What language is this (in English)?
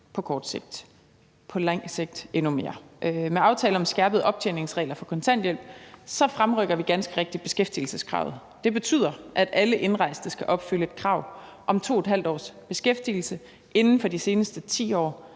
Danish